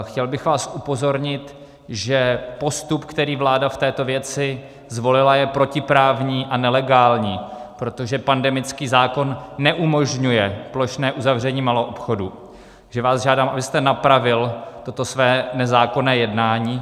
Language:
Czech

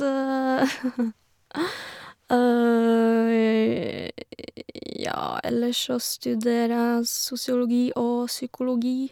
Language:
Norwegian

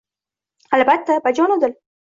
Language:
Uzbek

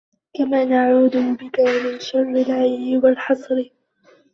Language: Arabic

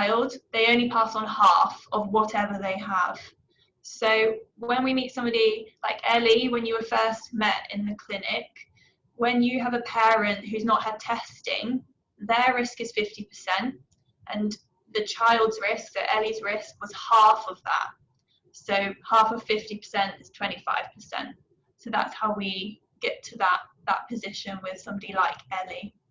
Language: English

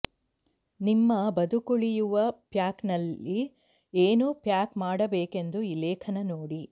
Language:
Kannada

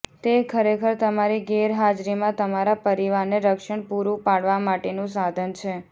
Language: Gujarati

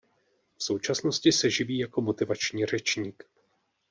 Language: Czech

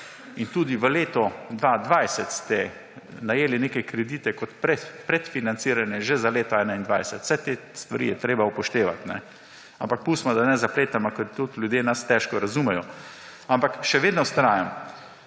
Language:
Slovenian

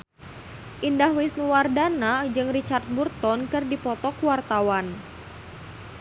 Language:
Sundanese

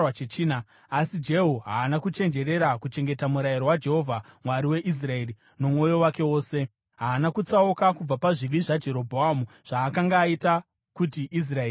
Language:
Shona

